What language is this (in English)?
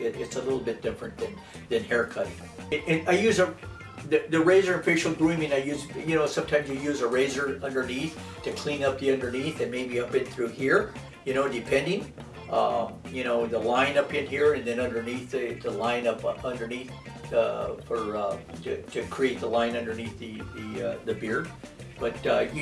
English